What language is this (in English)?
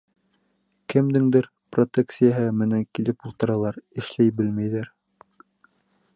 Bashkir